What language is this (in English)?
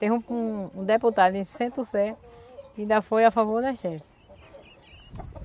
Portuguese